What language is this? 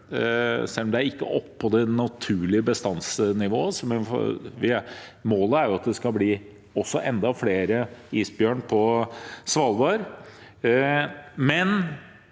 Norwegian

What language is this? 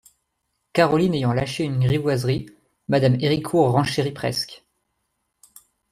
French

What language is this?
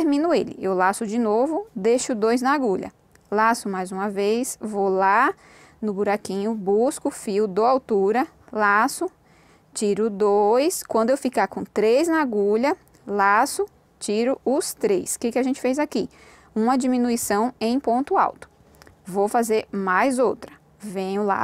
Portuguese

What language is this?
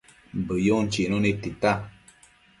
Matsés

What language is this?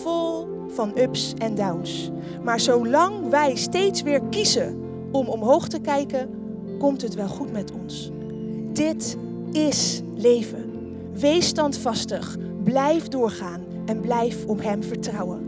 Dutch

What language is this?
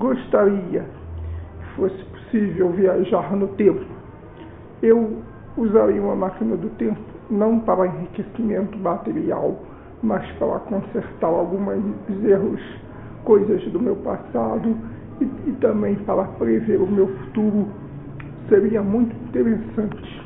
Portuguese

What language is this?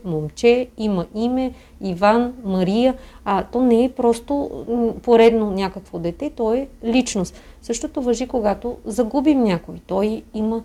Bulgarian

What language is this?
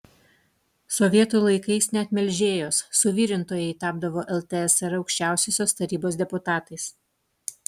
Lithuanian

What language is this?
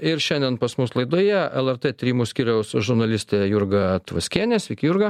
Lithuanian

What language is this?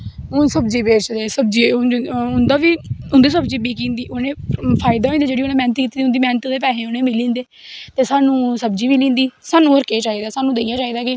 Dogri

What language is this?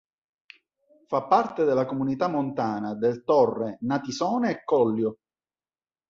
Italian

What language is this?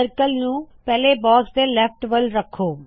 Punjabi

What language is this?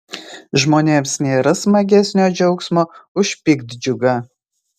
Lithuanian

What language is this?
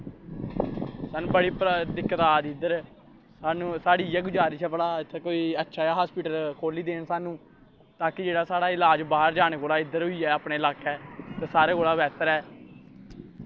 Dogri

